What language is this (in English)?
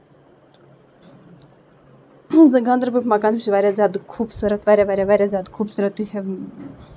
Kashmiri